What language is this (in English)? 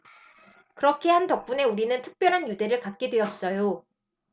Korean